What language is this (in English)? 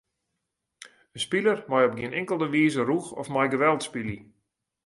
Western Frisian